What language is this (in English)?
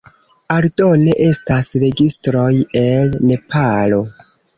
Esperanto